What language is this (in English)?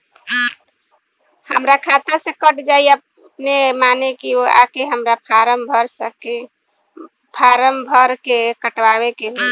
Bhojpuri